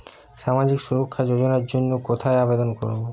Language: Bangla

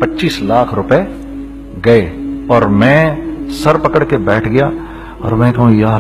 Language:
Hindi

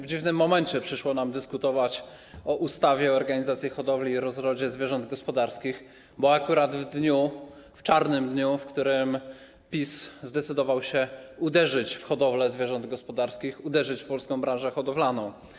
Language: Polish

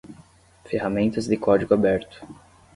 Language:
Portuguese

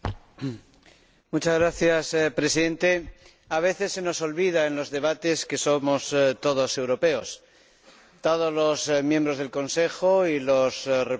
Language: Spanish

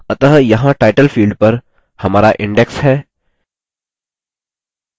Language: Hindi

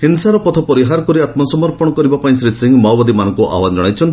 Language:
Odia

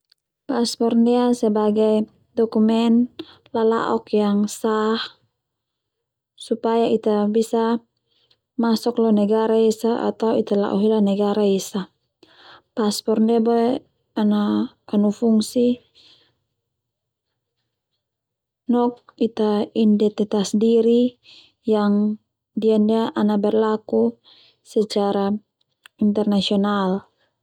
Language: Termanu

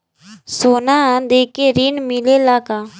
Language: Bhojpuri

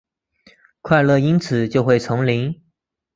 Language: Chinese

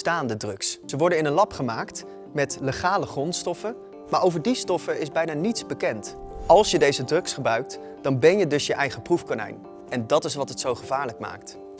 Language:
Dutch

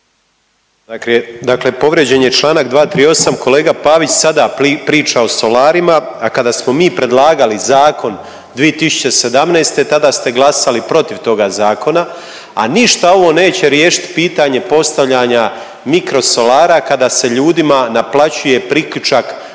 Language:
Croatian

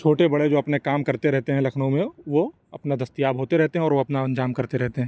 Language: Urdu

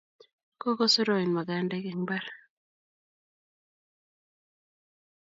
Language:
Kalenjin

